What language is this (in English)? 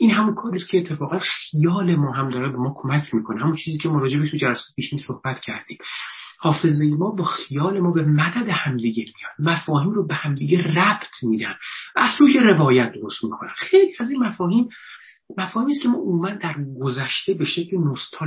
Persian